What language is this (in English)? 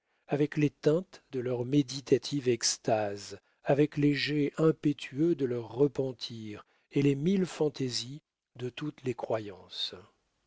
French